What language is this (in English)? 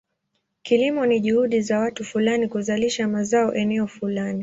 Swahili